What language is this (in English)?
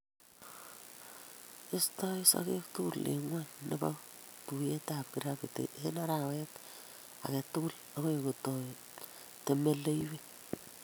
Kalenjin